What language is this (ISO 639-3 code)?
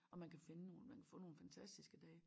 dan